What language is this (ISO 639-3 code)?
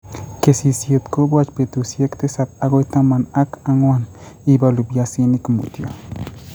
kln